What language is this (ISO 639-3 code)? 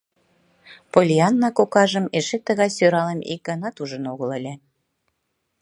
chm